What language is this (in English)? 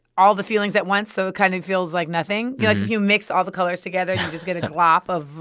English